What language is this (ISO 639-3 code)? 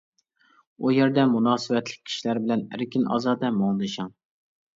uig